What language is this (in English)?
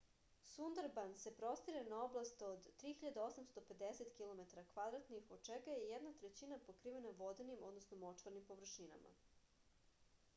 Serbian